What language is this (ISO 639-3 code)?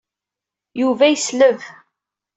kab